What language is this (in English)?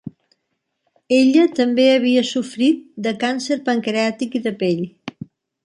Catalan